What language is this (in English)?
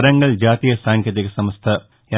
Telugu